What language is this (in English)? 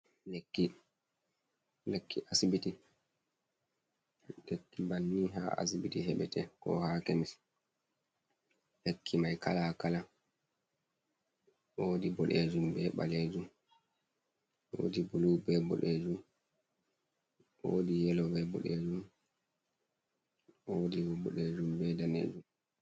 Fula